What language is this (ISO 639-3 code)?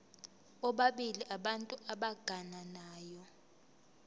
zul